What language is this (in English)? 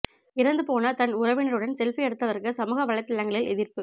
Tamil